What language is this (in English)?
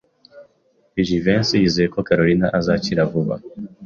Kinyarwanda